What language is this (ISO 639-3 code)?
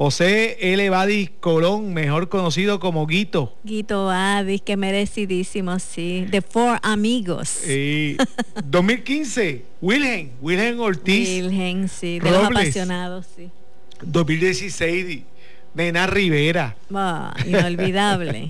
spa